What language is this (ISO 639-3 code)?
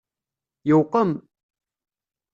kab